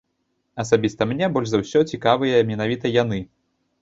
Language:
Belarusian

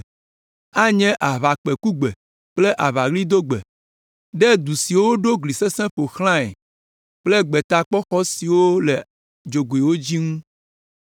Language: Ewe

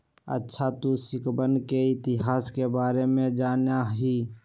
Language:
Magahi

